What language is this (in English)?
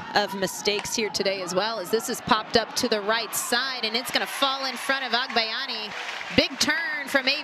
English